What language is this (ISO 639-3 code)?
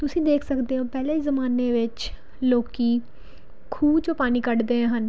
pan